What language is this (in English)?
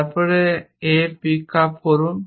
Bangla